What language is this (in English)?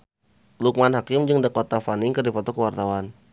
Sundanese